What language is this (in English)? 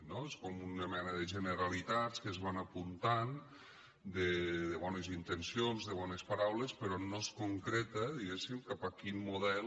Catalan